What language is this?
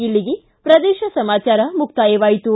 Kannada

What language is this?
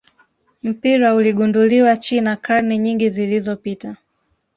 Swahili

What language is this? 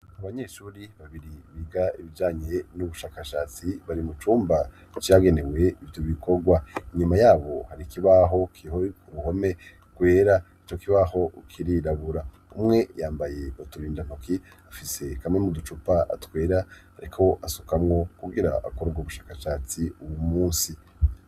Rundi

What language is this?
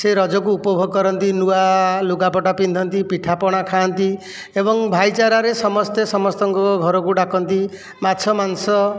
Odia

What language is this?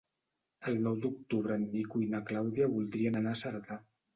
Catalan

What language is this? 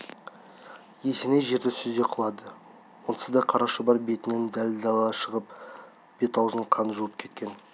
Kazakh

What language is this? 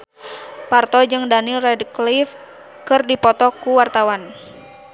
Sundanese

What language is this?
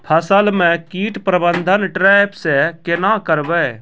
Maithili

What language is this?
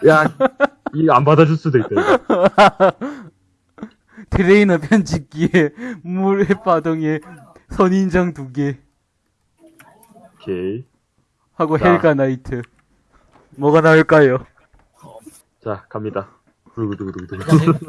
Korean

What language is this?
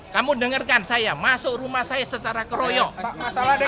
Indonesian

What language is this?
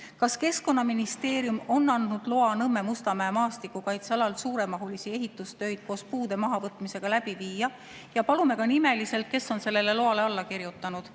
Estonian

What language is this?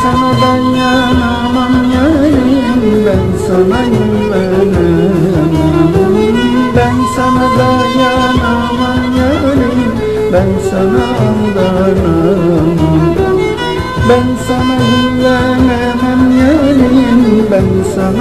Greek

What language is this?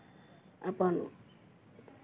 Maithili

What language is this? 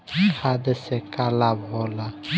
Bhojpuri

